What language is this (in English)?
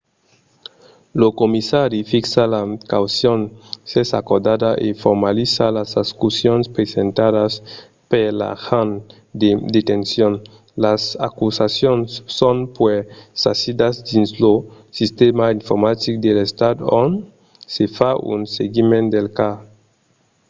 Occitan